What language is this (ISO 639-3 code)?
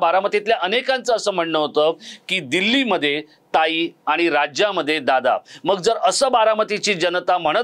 hin